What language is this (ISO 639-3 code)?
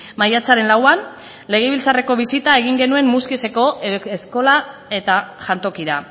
eus